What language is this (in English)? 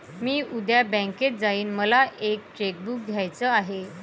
Marathi